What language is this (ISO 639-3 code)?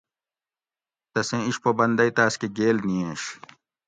gwc